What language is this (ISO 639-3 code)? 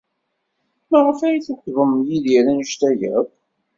kab